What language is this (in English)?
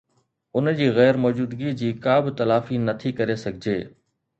Sindhi